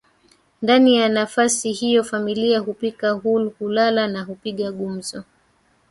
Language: Swahili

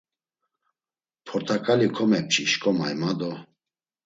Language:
Laz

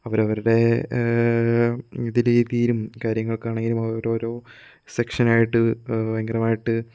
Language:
Malayalam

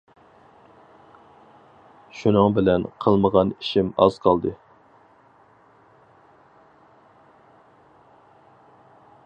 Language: Uyghur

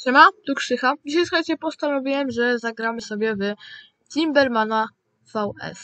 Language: Polish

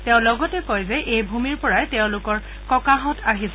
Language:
Assamese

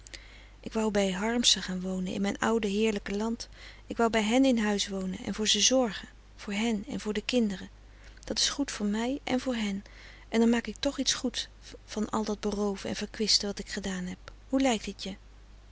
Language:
Dutch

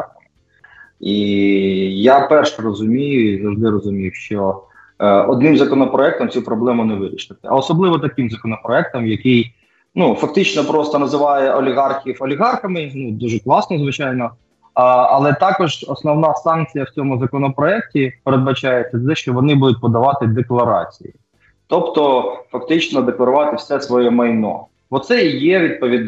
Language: Ukrainian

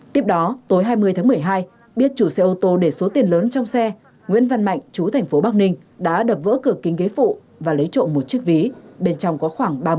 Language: Vietnamese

